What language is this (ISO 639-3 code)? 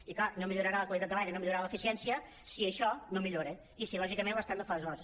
cat